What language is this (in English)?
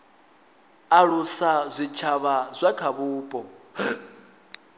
Venda